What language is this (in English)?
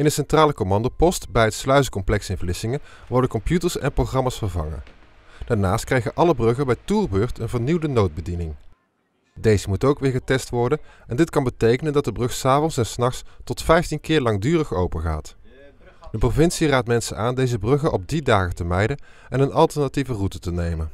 Dutch